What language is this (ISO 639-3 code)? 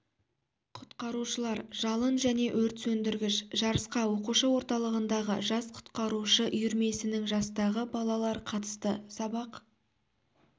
kaz